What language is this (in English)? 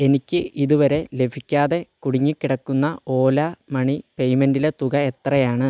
Malayalam